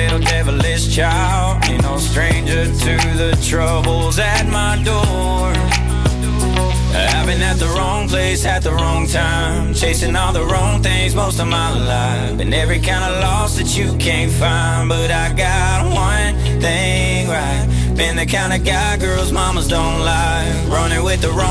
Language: Dutch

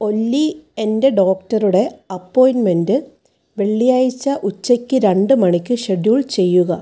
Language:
Malayalam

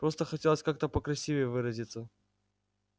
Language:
Russian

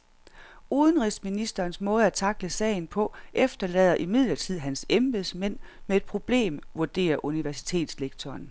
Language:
Danish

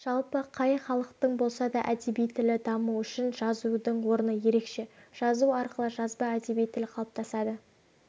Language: Kazakh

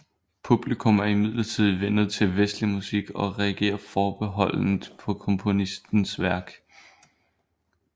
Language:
Danish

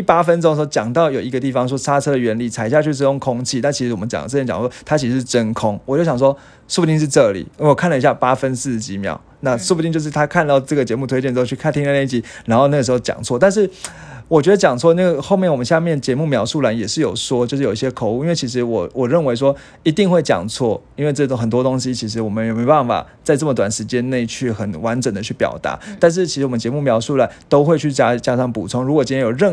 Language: Chinese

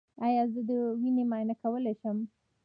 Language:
Pashto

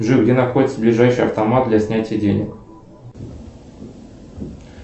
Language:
Russian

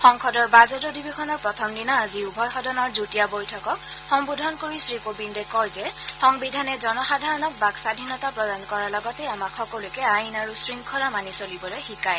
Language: Assamese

